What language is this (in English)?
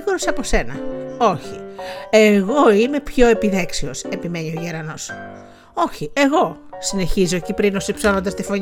Greek